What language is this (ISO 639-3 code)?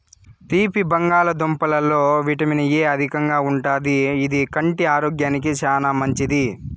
tel